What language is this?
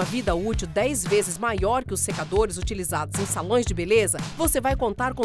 Portuguese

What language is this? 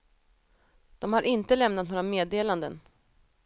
Swedish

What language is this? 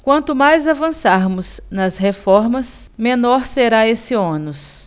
Portuguese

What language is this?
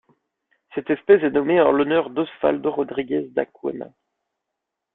French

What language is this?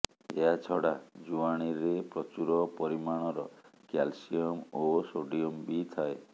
Odia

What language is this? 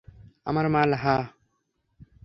Bangla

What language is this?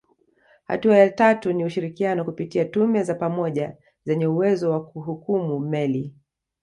Swahili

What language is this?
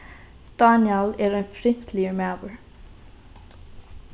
Faroese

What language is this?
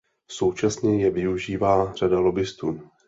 Czech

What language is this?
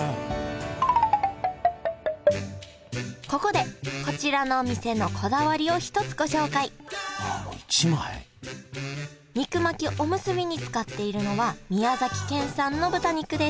Japanese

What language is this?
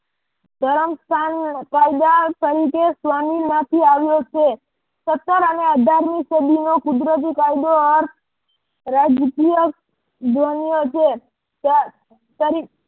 Gujarati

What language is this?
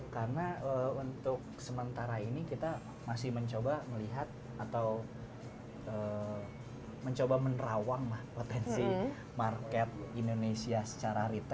Indonesian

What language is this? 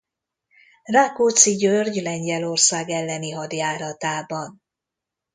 Hungarian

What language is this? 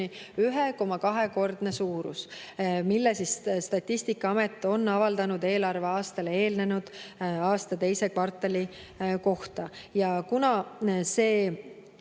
Estonian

